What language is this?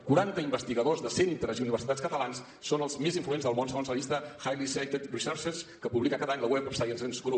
Catalan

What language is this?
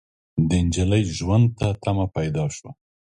Pashto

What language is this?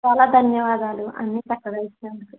Telugu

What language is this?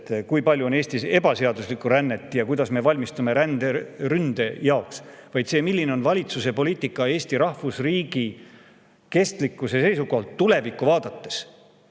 Estonian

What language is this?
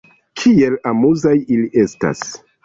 Esperanto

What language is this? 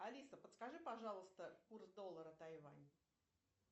Russian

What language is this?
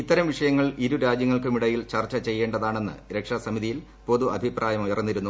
Malayalam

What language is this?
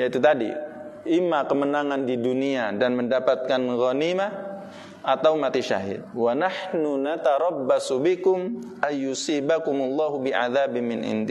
Indonesian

